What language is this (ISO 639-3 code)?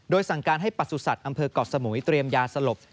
tha